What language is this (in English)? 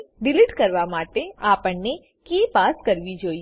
Gujarati